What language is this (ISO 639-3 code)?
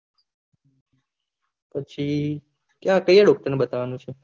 guj